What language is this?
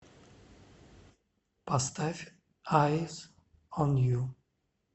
Russian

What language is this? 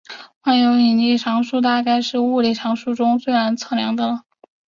Chinese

